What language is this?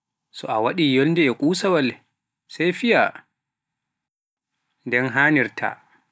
Pular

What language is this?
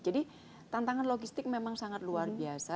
Indonesian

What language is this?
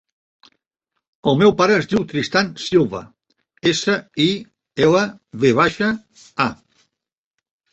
Catalan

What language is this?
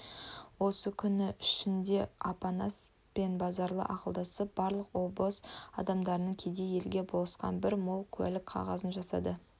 Kazakh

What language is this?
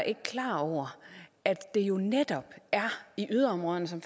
Danish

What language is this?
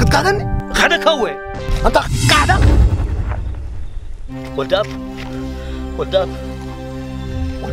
Arabic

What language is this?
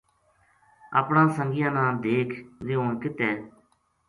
Gujari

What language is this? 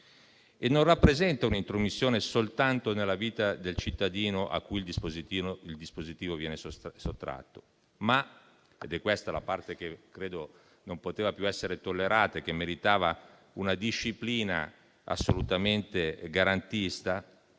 Italian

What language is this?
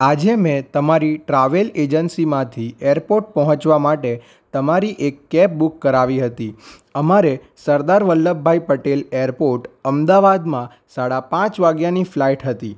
Gujarati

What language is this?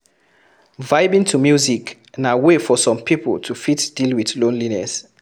Nigerian Pidgin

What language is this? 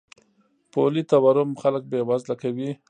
Pashto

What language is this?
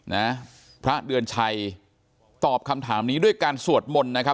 Thai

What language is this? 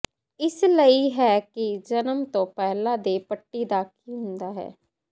Punjabi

